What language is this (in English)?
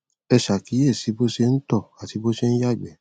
Yoruba